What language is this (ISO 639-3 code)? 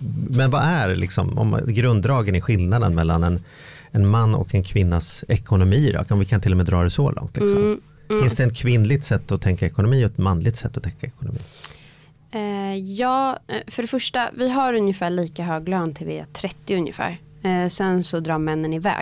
swe